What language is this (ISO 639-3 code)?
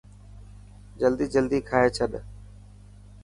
mki